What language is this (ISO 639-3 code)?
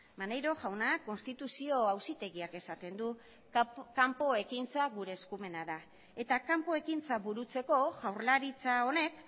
eus